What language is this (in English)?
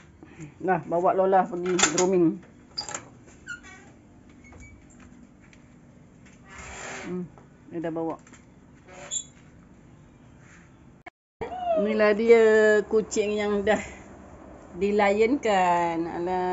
Malay